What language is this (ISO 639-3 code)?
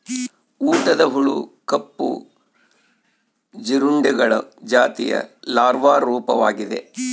kan